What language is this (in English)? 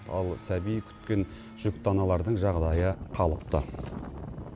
Kazakh